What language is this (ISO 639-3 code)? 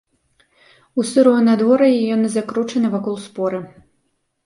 bel